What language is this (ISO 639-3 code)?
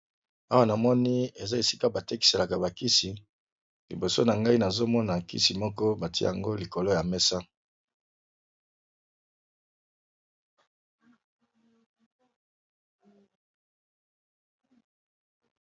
lin